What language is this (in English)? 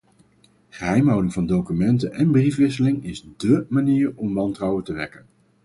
Dutch